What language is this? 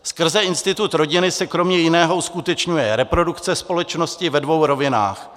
Czech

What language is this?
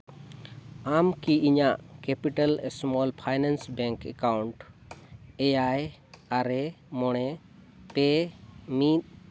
Santali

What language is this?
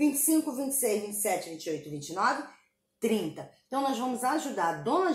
Portuguese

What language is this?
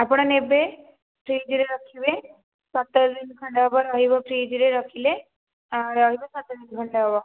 Odia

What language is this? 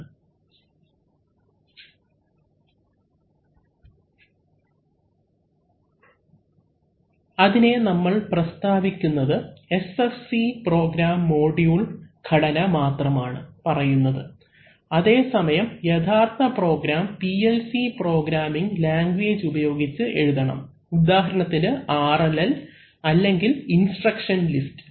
Malayalam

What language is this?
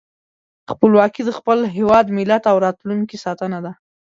Pashto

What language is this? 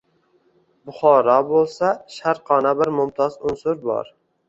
Uzbek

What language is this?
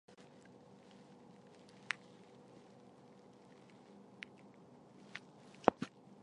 Chinese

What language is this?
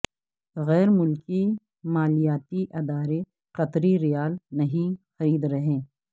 Urdu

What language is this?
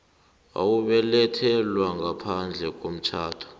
South Ndebele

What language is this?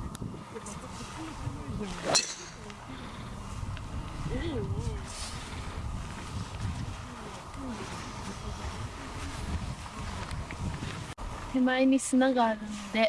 Japanese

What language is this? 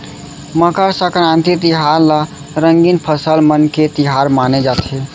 Chhattisgarhi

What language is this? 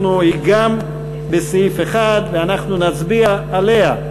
Hebrew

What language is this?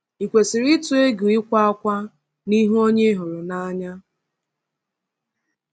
Igbo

